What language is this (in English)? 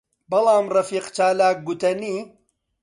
Central Kurdish